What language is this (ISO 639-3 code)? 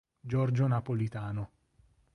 ita